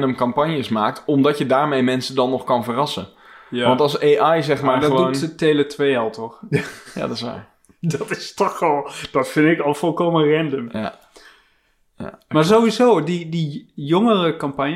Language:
Dutch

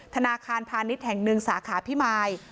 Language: Thai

